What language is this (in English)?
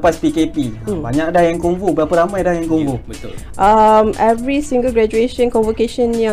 Malay